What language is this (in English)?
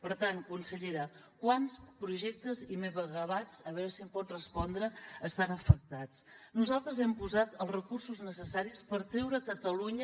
Catalan